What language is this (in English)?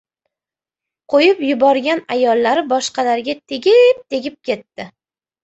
Uzbek